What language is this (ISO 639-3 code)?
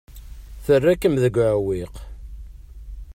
kab